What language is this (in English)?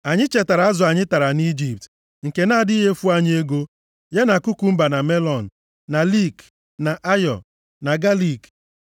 Igbo